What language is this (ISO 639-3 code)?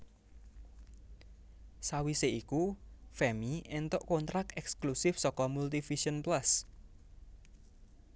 jav